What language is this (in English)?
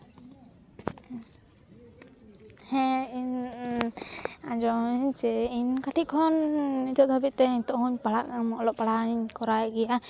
Santali